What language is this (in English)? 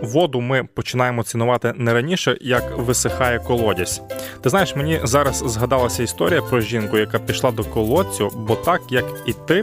Ukrainian